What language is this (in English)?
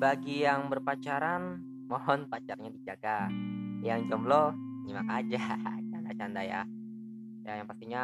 Indonesian